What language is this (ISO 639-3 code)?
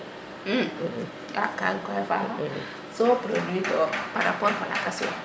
srr